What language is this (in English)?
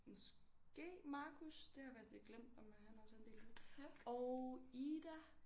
Danish